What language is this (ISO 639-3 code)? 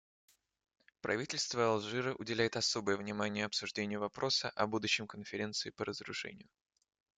rus